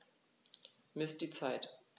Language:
German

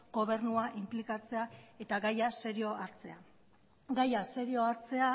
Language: Basque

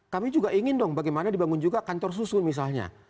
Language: Indonesian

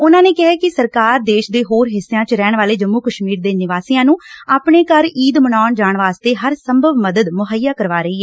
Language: Punjabi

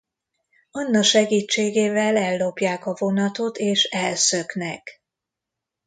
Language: Hungarian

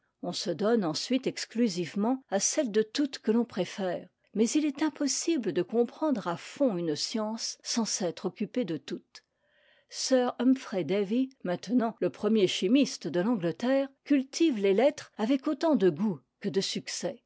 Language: French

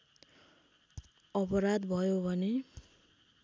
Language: Nepali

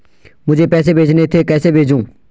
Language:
Hindi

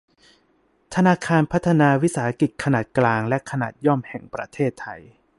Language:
Thai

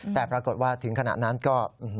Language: Thai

